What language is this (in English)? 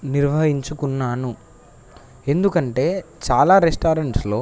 Telugu